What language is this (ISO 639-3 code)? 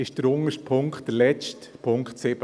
gsw